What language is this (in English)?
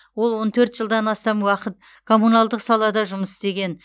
Kazakh